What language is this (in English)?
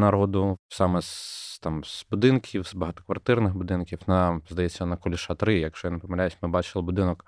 Ukrainian